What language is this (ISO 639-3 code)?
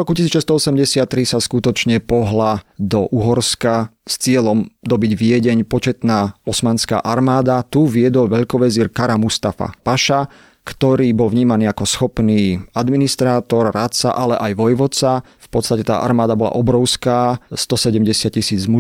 slk